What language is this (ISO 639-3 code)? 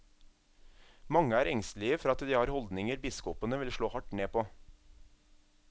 nor